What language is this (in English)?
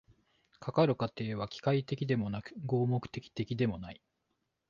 Japanese